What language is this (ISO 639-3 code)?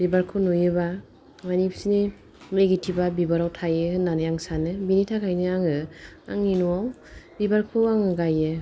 brx